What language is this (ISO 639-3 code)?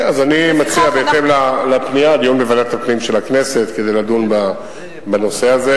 heb